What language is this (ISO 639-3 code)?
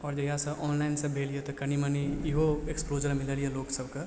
mai